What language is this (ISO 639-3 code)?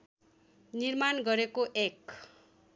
nep